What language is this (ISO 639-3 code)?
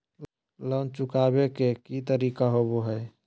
mag